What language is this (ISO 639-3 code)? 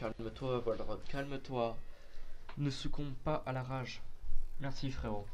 fra